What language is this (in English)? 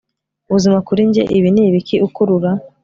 Kinyarwanda